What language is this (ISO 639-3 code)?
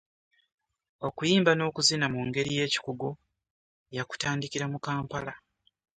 lug